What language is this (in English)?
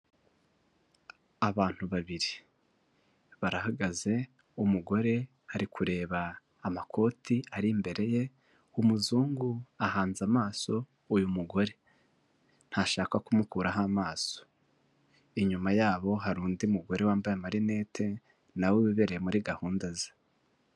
Kinyarwanda